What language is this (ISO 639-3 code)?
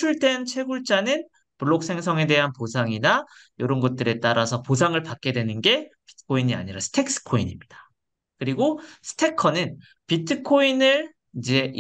kor